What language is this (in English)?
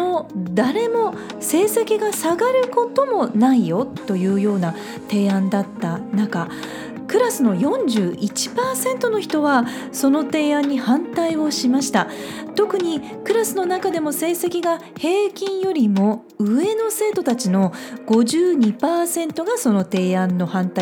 Japanese